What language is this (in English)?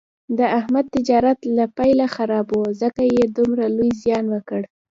Pashto